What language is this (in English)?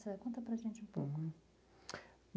Portuguese